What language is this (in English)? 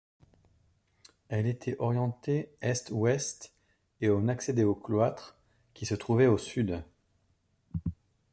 French